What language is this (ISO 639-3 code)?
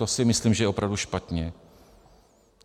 ces